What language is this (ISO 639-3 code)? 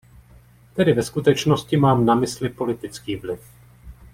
ces